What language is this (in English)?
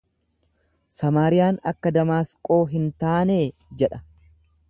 Oromo